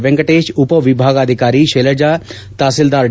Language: Kannada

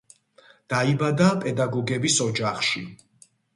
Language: Georgian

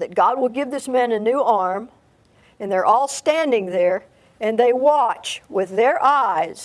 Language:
English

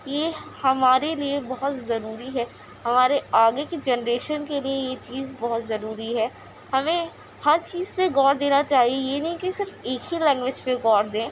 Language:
Urdu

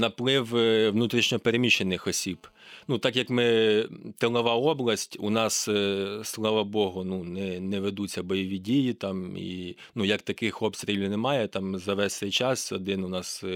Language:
Ukrainian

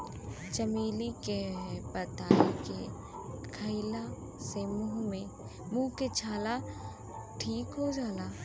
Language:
Bhojpuri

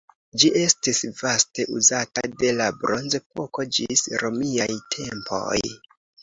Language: Esperanto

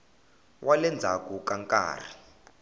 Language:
Tsonga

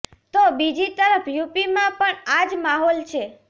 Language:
Gujarati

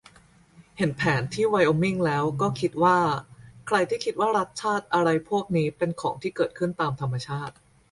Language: Thai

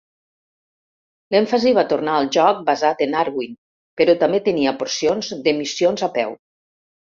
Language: Catalan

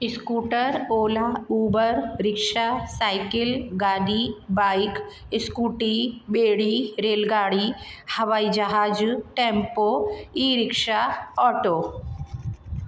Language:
Sindhi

